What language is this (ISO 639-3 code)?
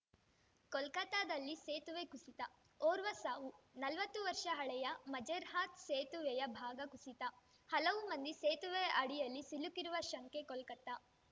kan